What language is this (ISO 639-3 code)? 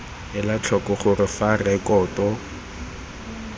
tsn